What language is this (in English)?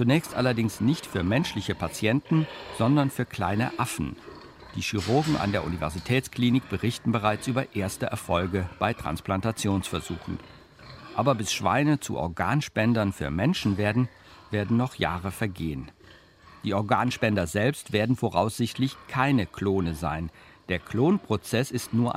German